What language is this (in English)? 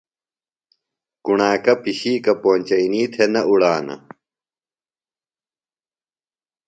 Phalura